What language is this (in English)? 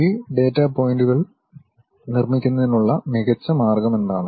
Malayalam